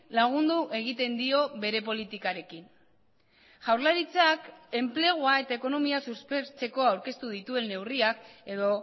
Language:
Basque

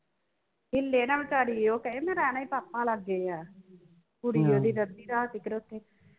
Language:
Punjabi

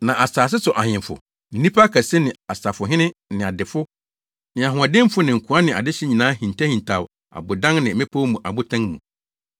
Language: Akan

